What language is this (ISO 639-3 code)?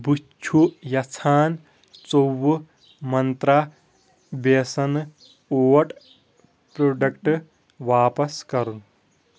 kas